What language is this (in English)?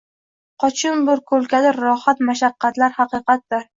Uzbek